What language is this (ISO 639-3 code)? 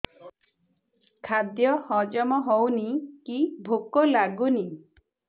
ori